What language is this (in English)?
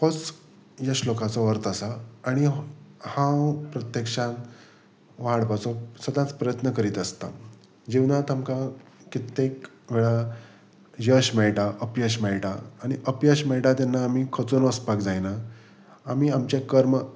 Konkani